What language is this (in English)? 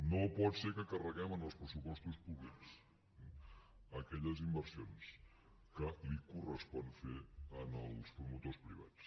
Catalan